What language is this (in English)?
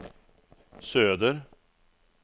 Swedish